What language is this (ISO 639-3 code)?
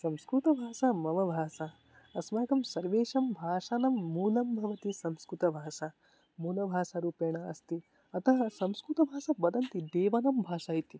san